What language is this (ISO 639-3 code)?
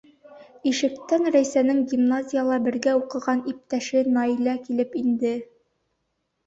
bak